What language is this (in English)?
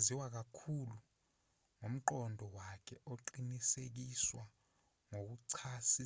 Zulu